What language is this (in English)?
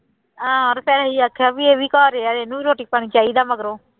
Punjabi